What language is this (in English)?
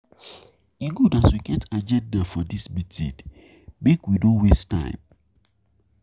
Nigerian Pidgin